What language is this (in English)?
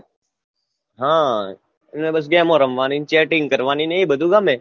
Gujarati